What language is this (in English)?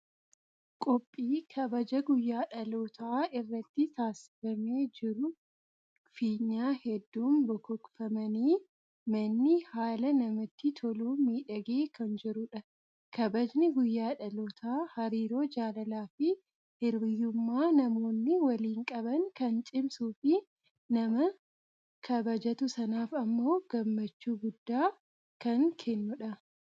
Oromo